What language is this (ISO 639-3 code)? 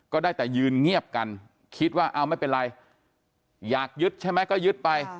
tha